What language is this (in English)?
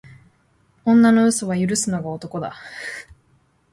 Japanese